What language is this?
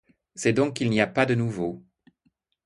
French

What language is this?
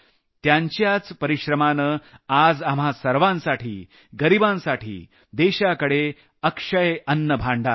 Marathi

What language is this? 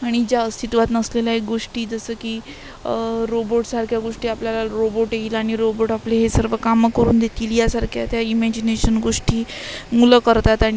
Marathi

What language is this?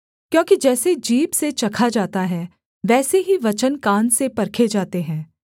Hindi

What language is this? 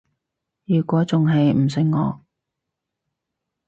Cantonese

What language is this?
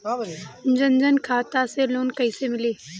Bhojpuri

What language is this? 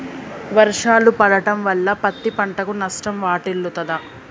Telugu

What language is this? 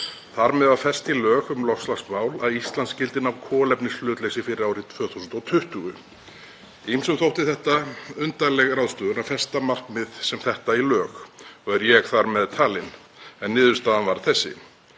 Icelandic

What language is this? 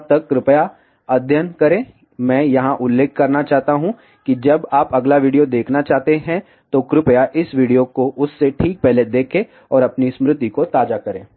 Hindi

